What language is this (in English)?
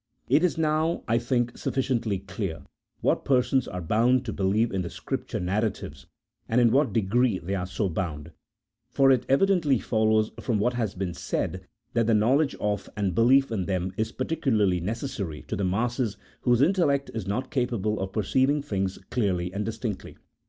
English